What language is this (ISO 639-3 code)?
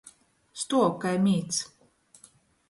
ltg